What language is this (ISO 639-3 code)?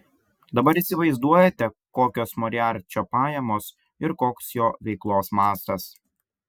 lit